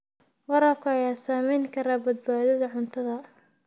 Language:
Somali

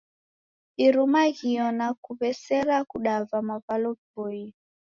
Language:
Taita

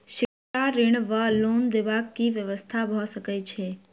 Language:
Maithili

